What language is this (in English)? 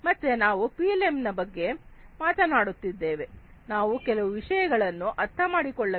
Kannada